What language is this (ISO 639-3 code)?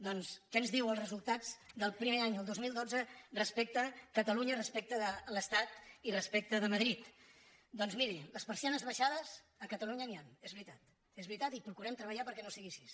cat